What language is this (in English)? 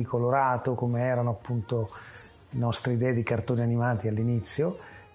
Italian